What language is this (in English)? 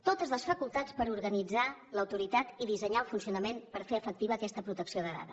Catalan